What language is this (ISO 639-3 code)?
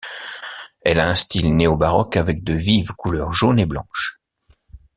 fra